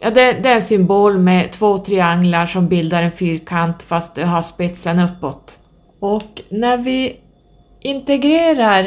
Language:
Swedish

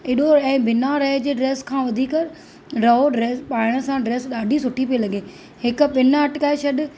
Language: Sindhi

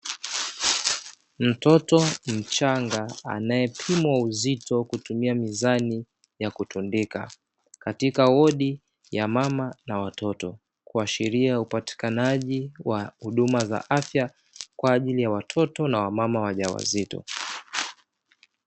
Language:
Swahili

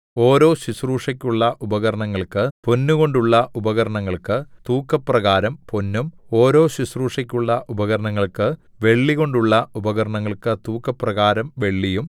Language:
Malayalam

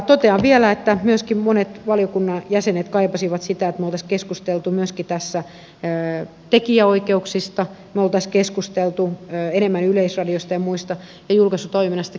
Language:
Finnish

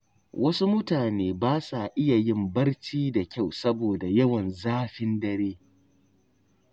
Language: Hausa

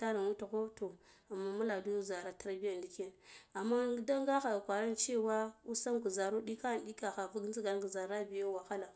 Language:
Guduf-Gava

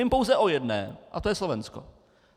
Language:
Czech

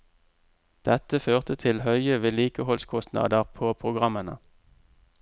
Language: Norwegian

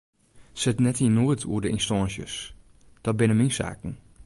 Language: Western Frisian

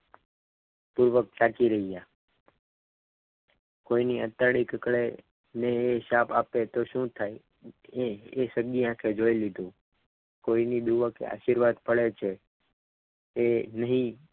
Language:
Gujarati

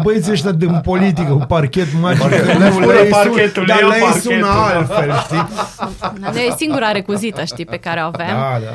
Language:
Romanian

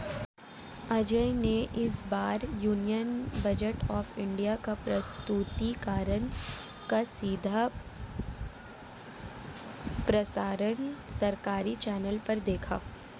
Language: Hindi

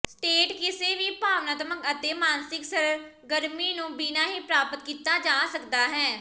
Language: Punjabi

